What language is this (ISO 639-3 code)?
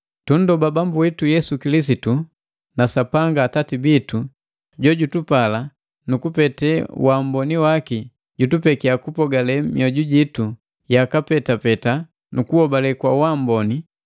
mgv